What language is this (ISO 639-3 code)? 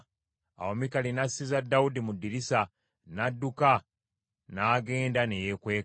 lug